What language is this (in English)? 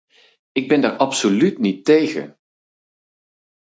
Dutch